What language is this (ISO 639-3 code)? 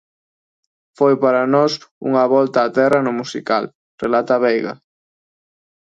glg